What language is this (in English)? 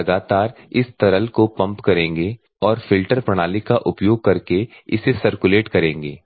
Hindi